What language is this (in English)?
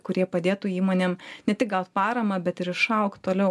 Lithuanian